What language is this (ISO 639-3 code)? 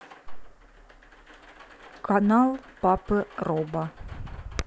rus